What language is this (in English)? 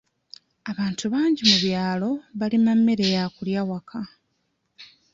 Ganda